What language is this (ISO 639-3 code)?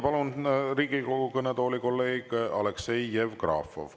est